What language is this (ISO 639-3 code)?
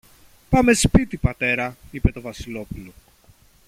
ell